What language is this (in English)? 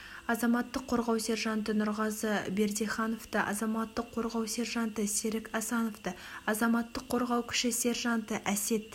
Kazakh